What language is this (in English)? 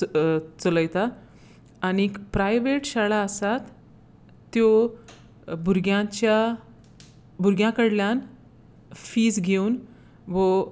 Konkani